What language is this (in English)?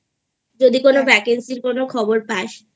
Bangla